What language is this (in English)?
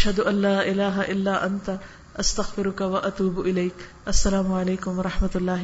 Urdu